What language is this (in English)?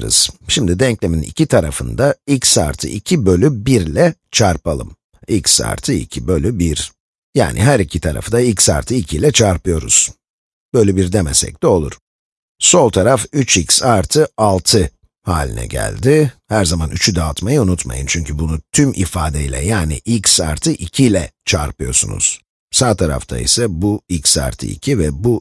Turkish